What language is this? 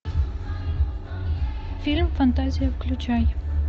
Russian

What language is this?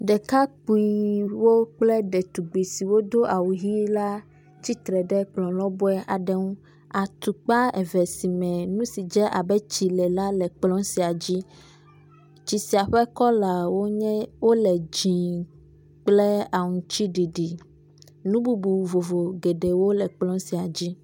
Ewe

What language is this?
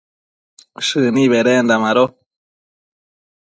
Matsés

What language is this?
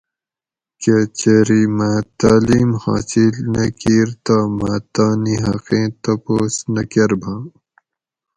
Gawri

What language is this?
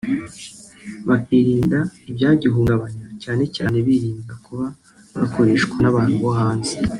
Kinyarwanda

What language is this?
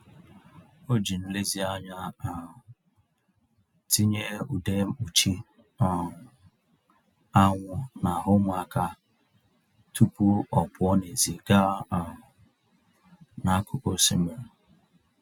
Igbo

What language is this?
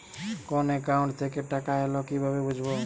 Bangla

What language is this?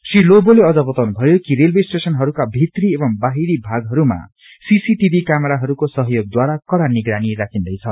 Nepali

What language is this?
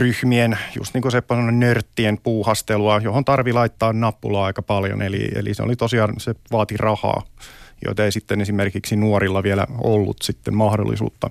Finnish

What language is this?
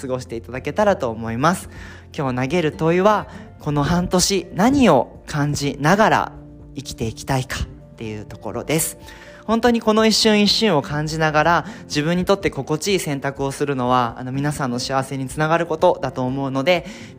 Japanese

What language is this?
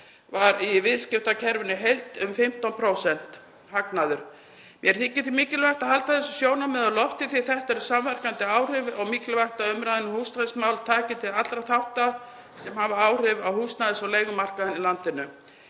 Icelandic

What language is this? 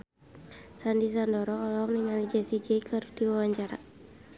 Sundanese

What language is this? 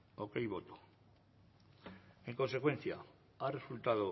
Spanish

